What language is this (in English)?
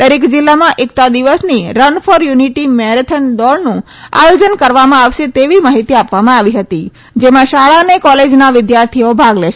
Gujarati